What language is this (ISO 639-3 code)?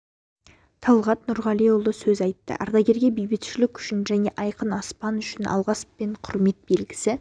kaz